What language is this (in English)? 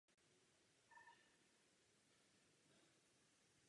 Czech